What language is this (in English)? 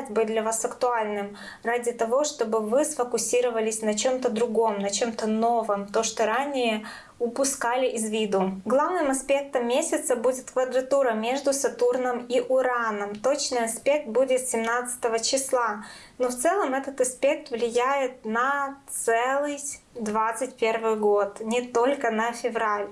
Russian